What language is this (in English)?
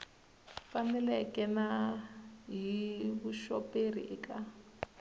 Tsonga